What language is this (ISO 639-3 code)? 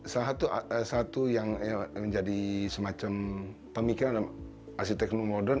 ind